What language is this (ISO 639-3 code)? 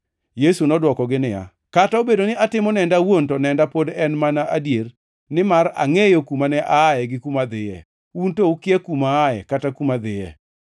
luo